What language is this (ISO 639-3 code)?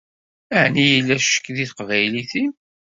kab